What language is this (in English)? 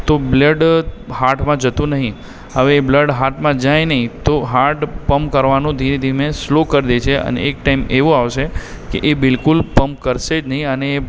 Gujarati